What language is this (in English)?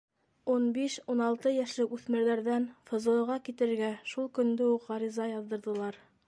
Bashkir